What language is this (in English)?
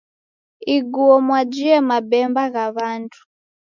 Taita